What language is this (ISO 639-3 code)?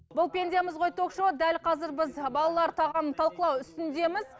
kaz